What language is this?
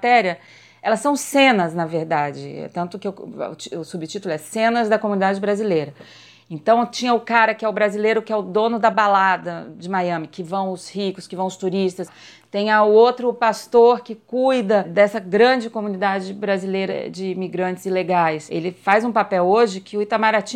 Portuguese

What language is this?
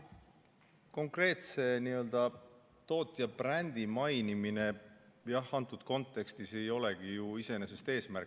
Estonian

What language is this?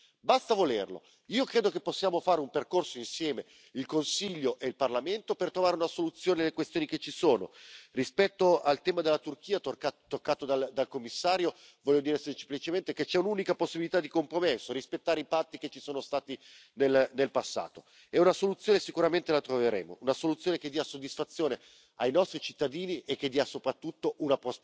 French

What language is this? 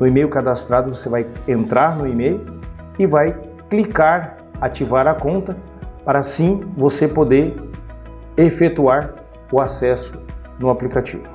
Portuguese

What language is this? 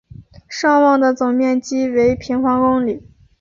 Chinese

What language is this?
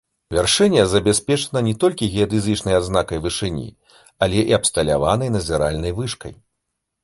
Belarusian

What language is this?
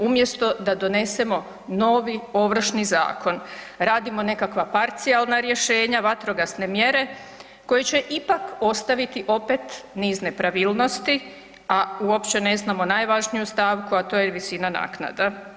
Croatian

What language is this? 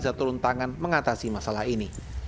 Indonesian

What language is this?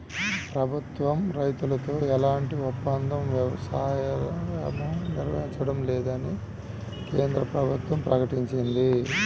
Telugu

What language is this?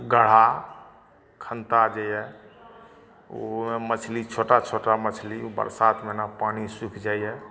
Maithili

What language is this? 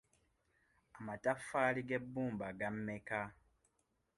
Ganda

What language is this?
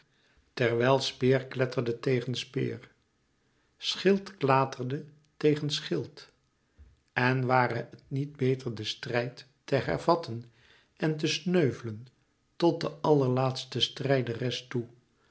Dutch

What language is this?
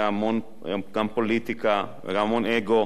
Hebrew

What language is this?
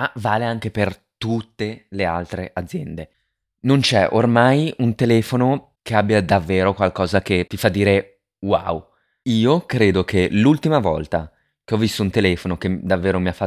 Italian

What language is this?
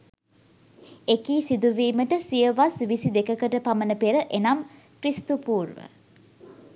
Sinhala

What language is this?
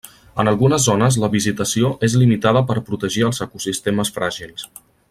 Catalan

